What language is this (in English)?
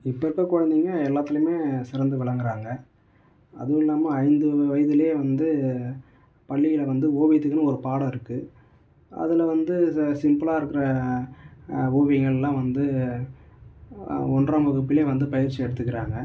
Tamil